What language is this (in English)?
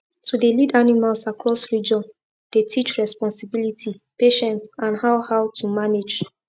Nigerian Pidgin